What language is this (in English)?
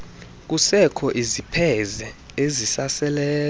Xhosa